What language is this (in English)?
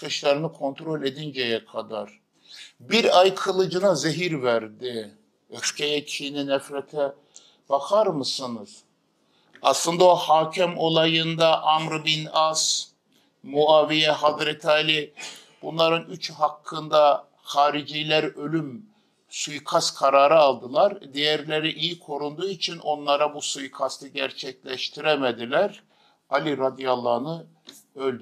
Turkish